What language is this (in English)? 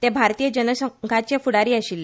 Konkani